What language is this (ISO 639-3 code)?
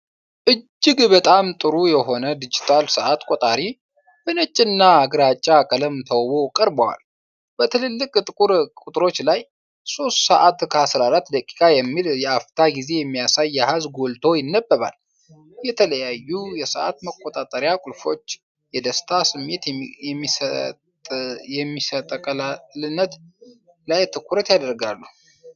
amh